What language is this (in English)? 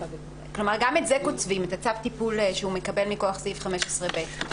Hebrew